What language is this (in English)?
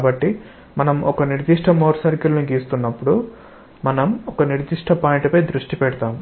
Telugu